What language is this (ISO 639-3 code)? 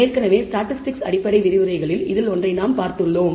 tam